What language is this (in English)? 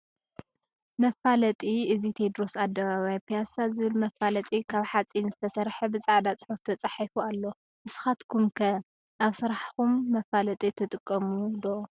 Tigrinya